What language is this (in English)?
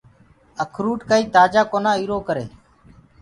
Gurgula